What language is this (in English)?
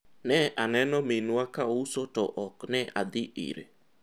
Luo (Kenya and Tanzania)